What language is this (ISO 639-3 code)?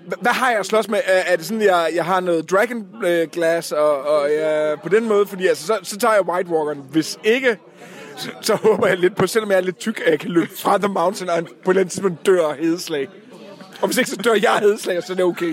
dan